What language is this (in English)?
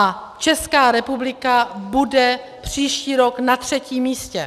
Czech